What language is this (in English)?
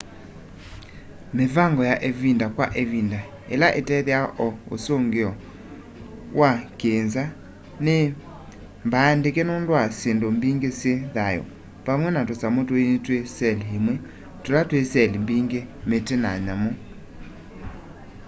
Kamba